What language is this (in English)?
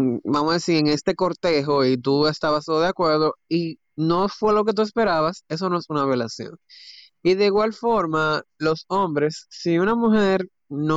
Spanish